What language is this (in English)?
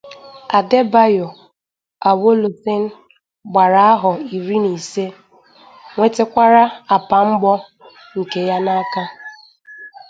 Igbo